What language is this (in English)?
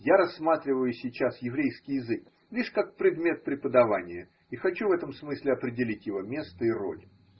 Russian